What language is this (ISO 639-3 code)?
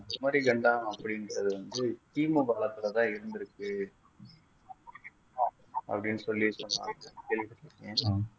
tam